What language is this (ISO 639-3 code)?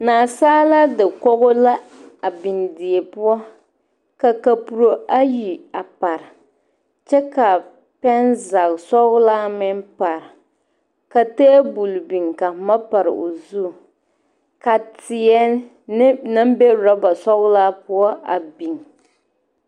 dga